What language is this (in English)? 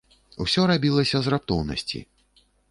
Belarusian